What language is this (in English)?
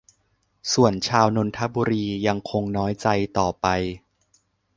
Thai